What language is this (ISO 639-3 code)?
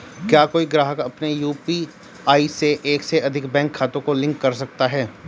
hin